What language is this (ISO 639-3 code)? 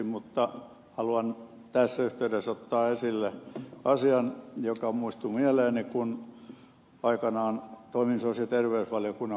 fin